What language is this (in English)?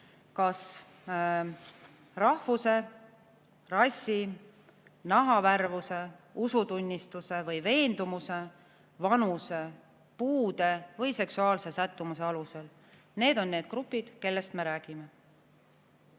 Estonian